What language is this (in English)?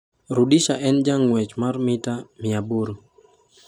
Luo (Kenya and Tanzania)